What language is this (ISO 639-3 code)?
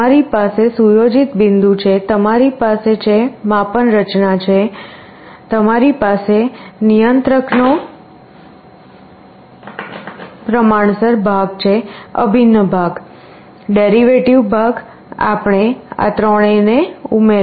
guj